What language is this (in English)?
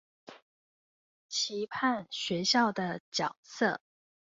Chinese